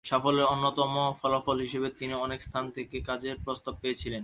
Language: Bangla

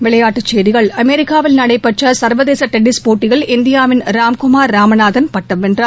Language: Tamil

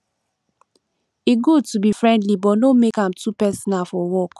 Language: Nigerian Pidgin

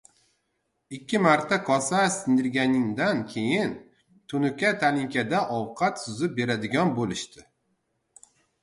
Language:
Uzbek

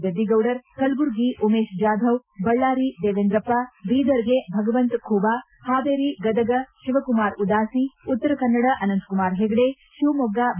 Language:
Kannada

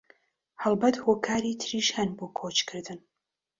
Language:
Central Kurdish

